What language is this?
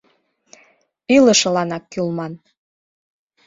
Mari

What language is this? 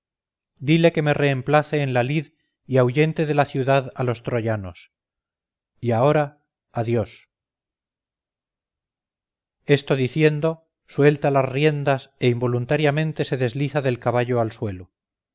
Spanish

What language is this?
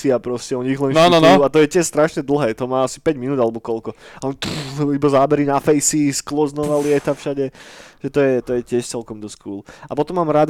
Slovak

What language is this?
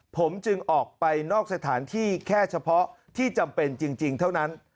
Thai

